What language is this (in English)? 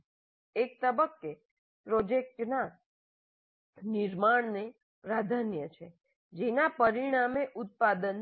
Gujarati